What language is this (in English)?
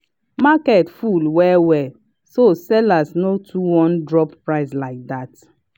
Nigerian Pidgin